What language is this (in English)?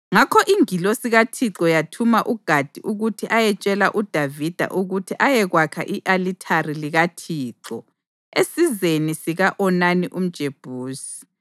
North Ndebele